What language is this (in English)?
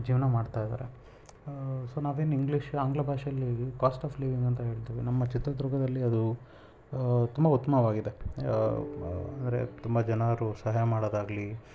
Kannada